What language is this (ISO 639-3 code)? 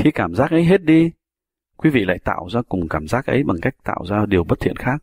vie